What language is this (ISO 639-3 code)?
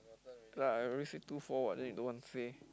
eng